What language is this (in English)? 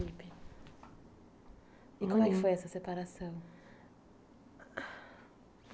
Portuguese